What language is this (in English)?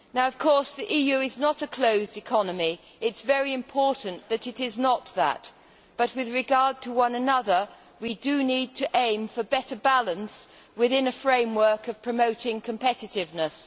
English